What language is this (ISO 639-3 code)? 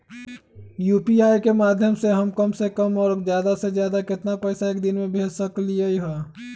mag